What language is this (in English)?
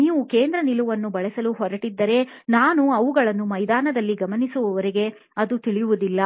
Kannada